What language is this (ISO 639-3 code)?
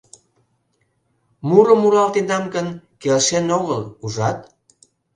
chm